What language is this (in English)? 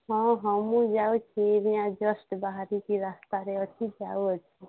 Odia